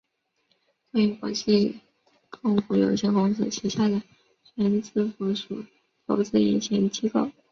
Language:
Chinese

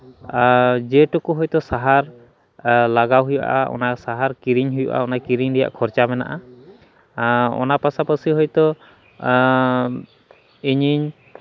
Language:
Santali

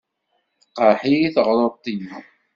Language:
Kabyle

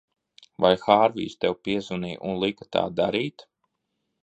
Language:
Latvian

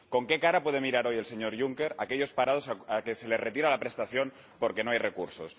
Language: Spanish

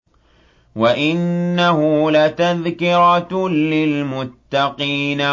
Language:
Arabic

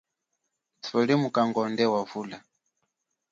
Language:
Chokwe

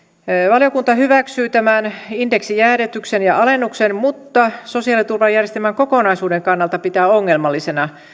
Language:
Finnish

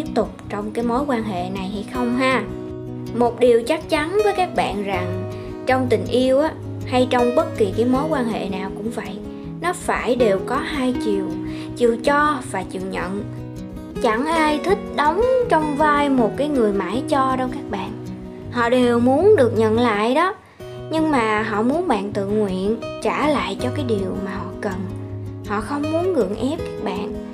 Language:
Vietnamese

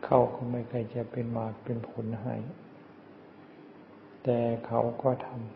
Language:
Thai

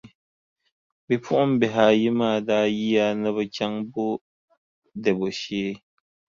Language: Dagbani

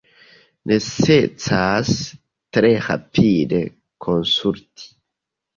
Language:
Esperanto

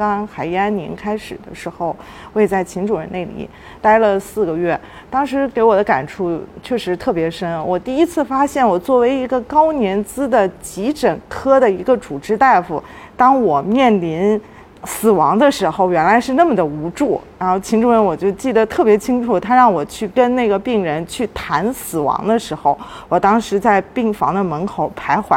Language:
Chinese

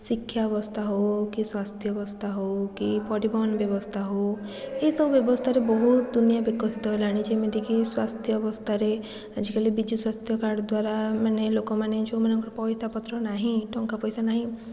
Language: Odia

